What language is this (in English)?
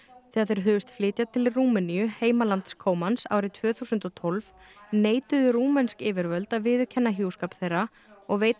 Icelandic